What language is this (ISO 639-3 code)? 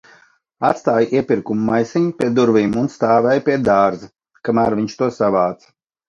lav